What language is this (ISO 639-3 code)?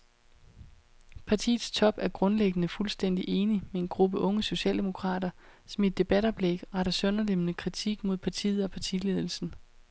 dan